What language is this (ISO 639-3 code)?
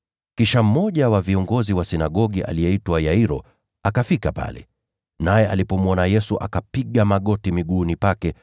swa